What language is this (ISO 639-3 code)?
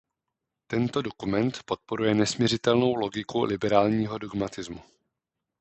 ces